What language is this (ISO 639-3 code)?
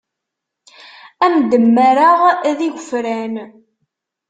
kab